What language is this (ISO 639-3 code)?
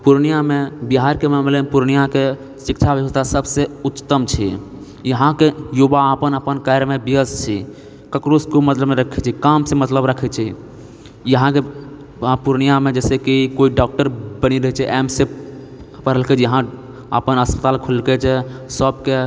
mai